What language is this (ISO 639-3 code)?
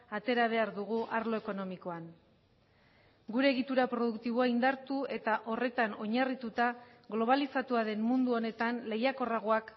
eus